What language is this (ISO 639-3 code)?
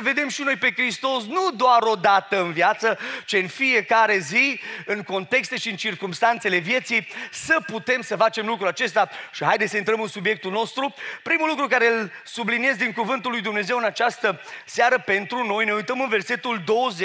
ron